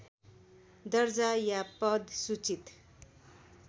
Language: Nepali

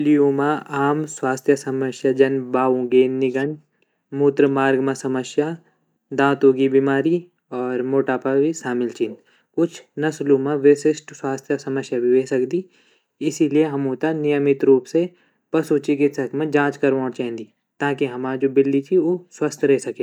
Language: Garhwali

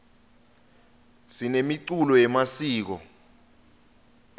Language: Swati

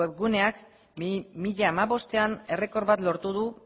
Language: Basque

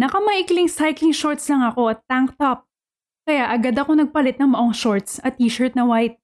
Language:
Filipino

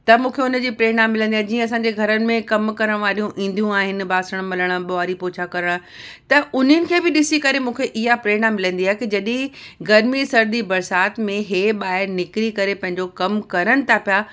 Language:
Sindhi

